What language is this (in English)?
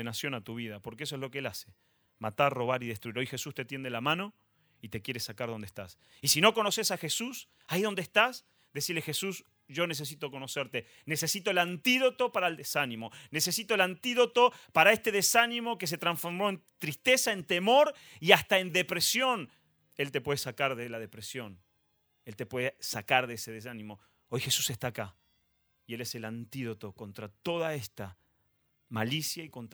Spanish